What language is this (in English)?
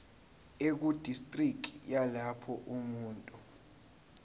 Zulu